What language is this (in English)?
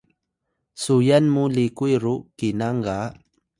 Atayal